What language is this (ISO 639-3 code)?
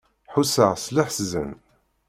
kab